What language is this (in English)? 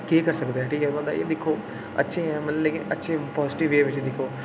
Dogri